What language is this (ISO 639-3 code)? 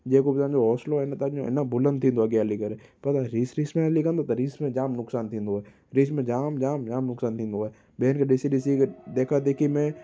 snd